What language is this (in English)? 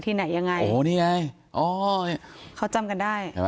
Thai